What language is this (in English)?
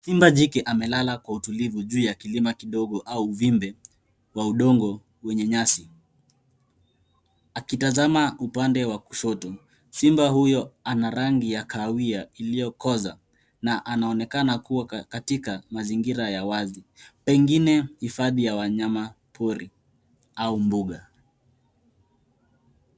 Swahili